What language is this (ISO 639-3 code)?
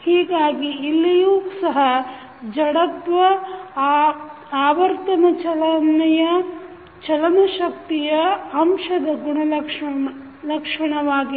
kan